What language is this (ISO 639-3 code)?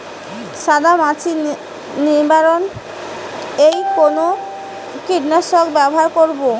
ben